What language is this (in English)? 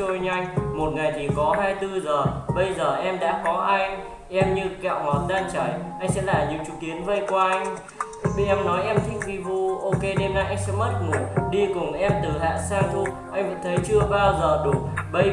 Vietnamese